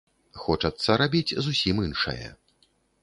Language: Belarusian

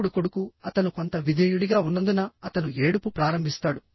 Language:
Telugu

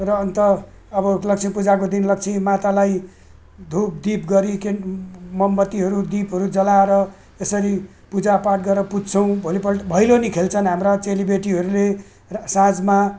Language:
Nepali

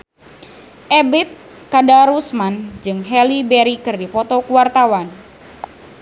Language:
Sundanese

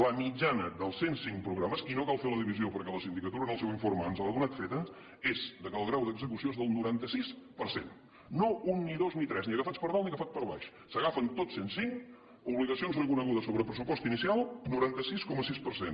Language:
Catalan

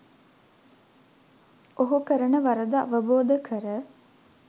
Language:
Sinhala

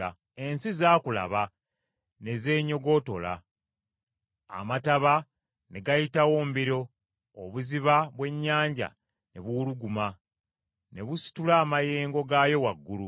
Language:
Ganda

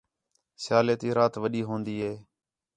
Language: Khetrani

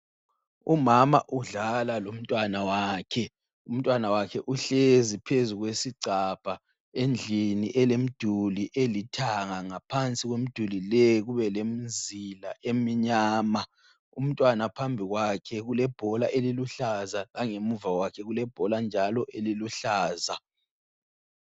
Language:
North Ndebele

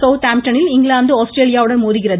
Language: Tamil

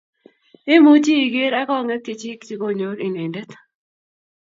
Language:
Kalenjin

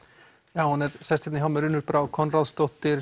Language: Icelandic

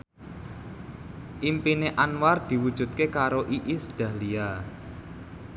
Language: Javanese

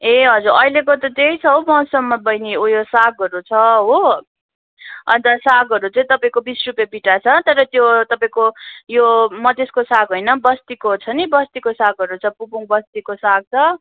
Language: Nepali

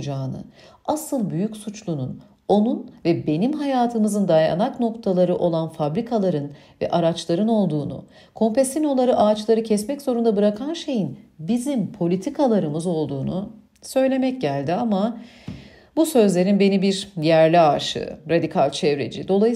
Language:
Turkish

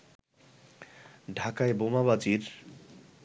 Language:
Bangla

